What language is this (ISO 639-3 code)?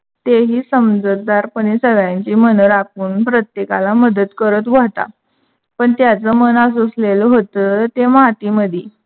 mar